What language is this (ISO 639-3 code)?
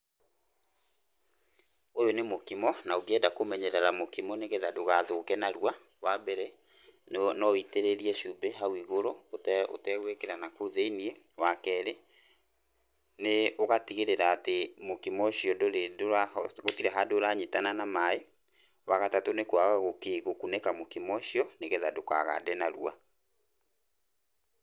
kik